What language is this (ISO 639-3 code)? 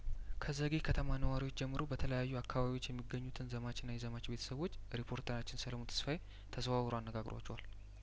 amh